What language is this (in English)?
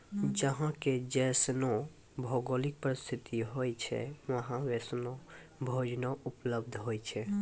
Maithili